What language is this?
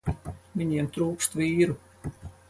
Latvian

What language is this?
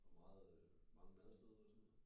Danish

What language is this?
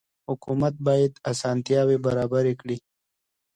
Pashto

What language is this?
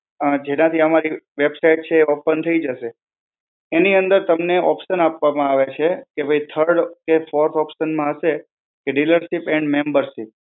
Gujarati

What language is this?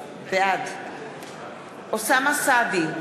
Hebrew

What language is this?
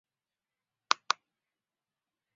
Chinese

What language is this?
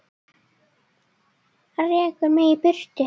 Icelandic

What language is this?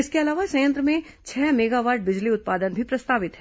Hindi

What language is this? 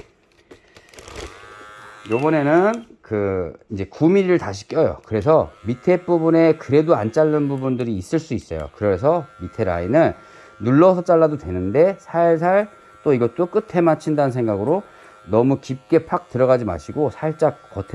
Korean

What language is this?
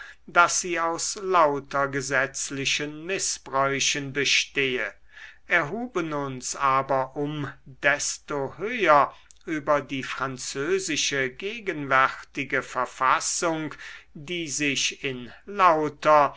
German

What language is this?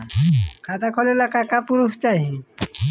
Bhojpuri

